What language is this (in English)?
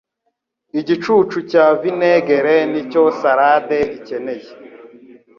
Kinyarwanda